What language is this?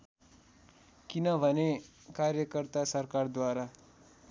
Nepali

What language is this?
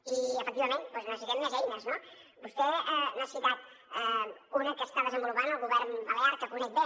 Catalan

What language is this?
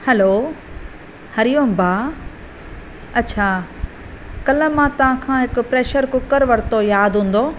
Sindhi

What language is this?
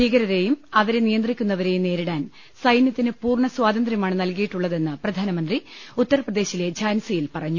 Malayalam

